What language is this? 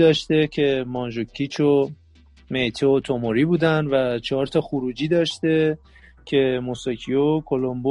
Persian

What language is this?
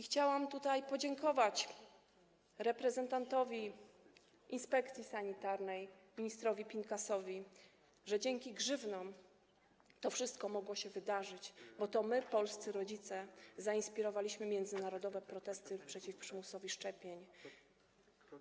Polish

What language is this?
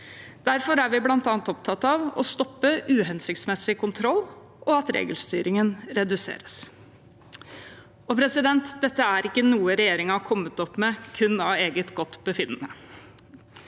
Norwegian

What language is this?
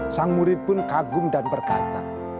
Indonesian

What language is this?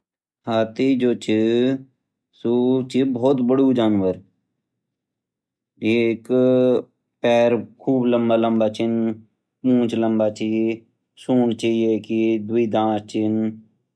Garhwali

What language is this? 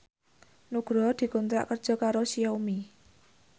Javanese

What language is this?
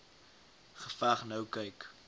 Afrikaans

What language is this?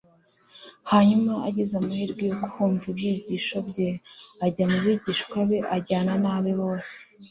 Kinyarwanda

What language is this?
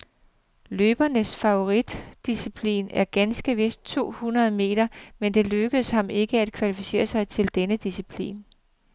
Danish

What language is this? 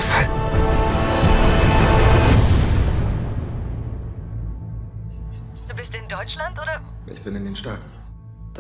German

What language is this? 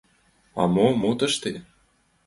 Mari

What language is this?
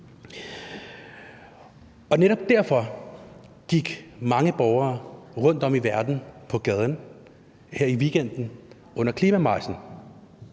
Danish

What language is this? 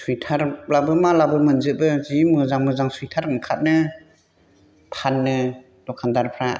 Bodo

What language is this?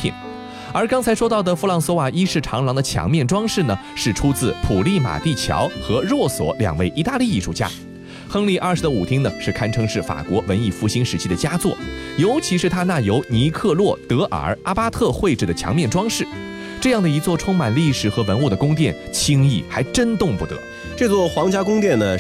Chinese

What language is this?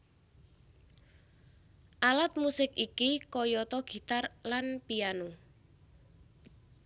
Javanese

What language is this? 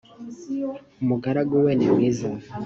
Kinyarwanda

